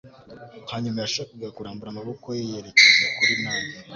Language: Kinyarwanda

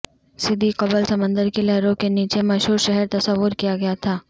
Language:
Urdu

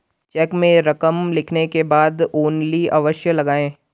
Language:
Hindi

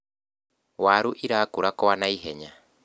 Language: Kikuyu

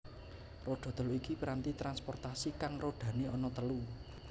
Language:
Javanese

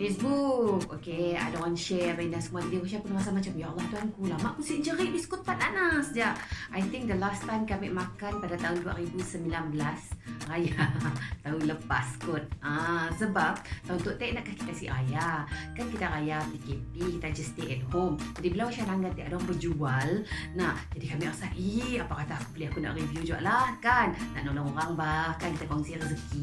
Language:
Malay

